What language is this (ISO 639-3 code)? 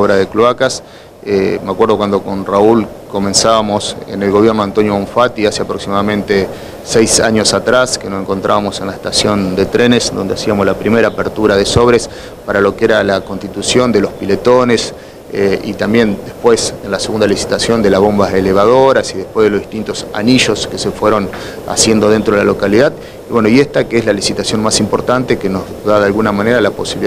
spa